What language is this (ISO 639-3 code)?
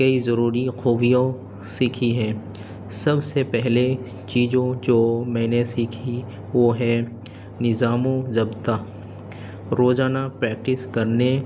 urd